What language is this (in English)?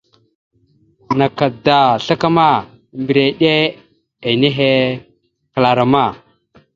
Mada (Cameroon)